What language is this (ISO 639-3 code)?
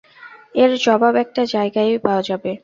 ben